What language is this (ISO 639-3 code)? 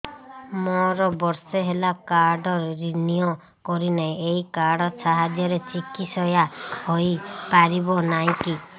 ori